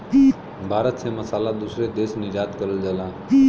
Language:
Bhojpuri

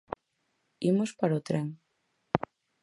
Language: Galician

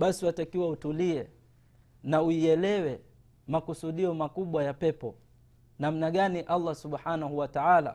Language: Swahili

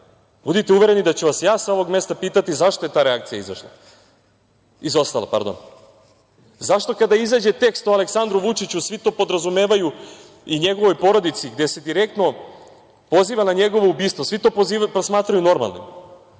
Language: Serbian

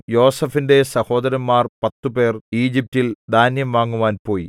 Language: Malayalam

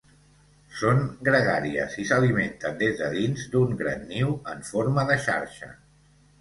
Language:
Catalan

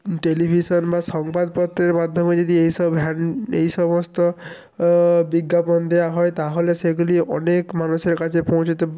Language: Bangla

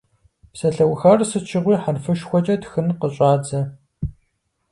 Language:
Kabardian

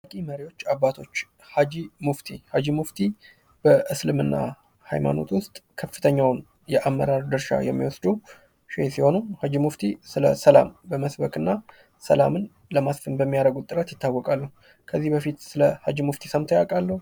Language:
Amharic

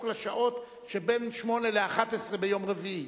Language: Hebrew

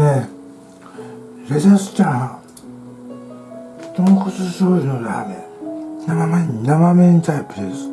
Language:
Japanese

